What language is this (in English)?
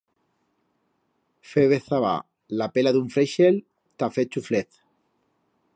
Aragonese